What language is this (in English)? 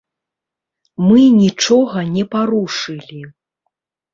Belarusian